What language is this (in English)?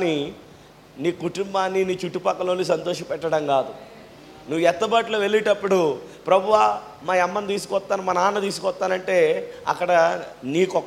Telugu